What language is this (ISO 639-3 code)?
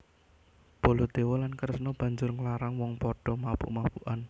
jav